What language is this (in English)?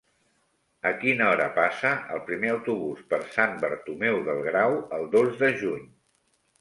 Catalan